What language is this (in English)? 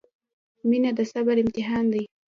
Pashto